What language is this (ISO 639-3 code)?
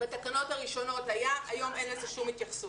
heb